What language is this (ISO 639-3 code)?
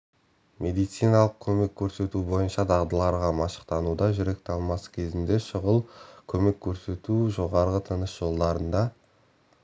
kaz